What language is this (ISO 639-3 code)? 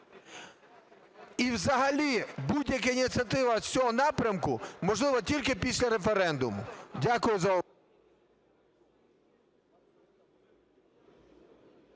ukr